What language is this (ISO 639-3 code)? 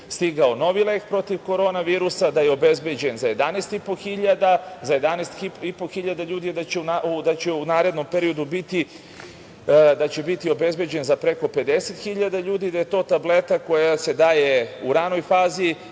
srp